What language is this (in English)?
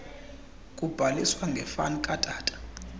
Xhosa